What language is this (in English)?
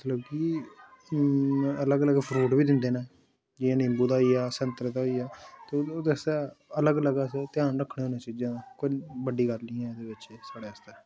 Dogri